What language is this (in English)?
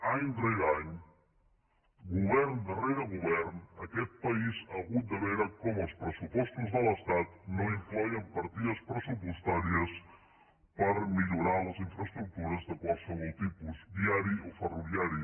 Catalan